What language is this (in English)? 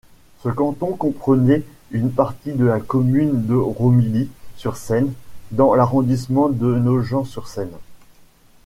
French